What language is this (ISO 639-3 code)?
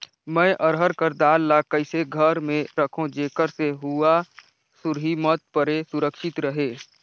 hne